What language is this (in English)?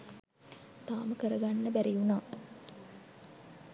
Sinhala